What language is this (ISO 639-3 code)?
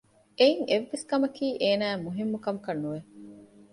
div